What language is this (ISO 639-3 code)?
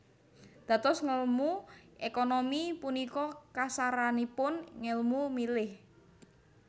jav